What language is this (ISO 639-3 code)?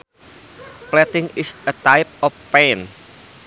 sun